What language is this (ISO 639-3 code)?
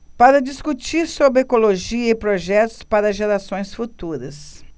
por